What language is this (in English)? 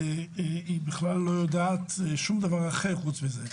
Hebrew